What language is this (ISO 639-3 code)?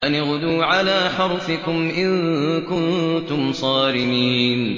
ara